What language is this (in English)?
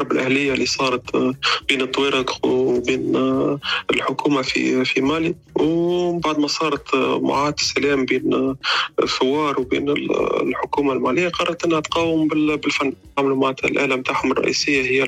Arabic